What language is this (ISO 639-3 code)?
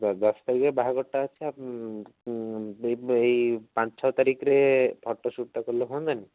ori